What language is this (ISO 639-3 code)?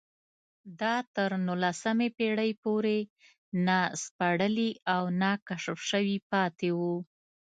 pus